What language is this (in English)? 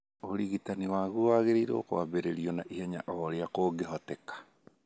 Kikuyu